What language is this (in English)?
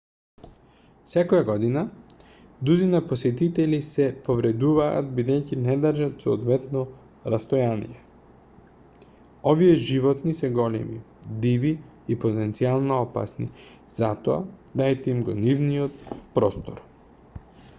Macedonian